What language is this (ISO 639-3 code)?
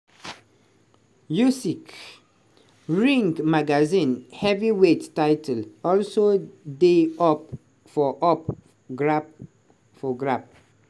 pcm